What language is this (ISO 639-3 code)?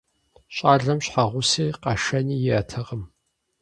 kbd